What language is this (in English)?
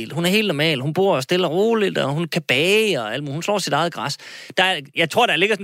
Danish